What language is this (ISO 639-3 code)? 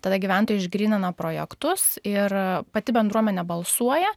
lit